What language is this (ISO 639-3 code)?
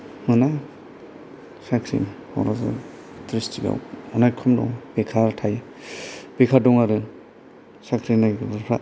brx